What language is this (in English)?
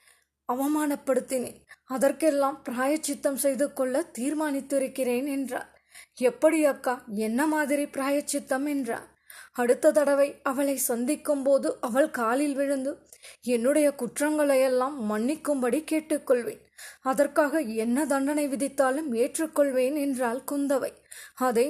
Tamil